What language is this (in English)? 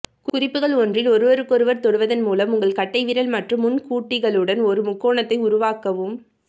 Tamil